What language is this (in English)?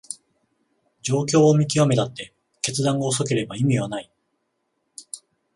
Japanese